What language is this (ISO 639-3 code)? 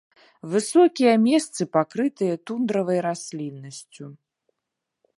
bel